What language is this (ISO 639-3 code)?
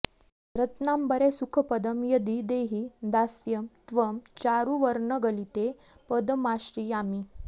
san